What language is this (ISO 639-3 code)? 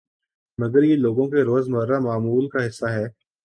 urd